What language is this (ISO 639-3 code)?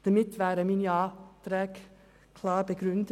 gsw